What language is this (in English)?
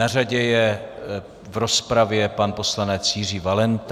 Czech